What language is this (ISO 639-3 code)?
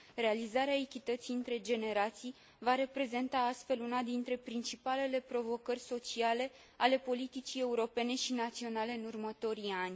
ron